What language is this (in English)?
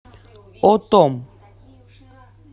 Russian